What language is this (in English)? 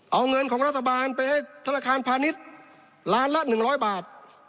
Thai